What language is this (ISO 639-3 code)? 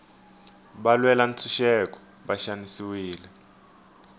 tso